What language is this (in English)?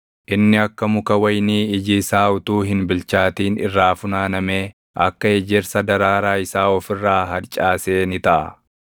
Oromo